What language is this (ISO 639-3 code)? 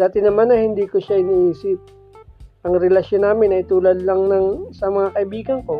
fil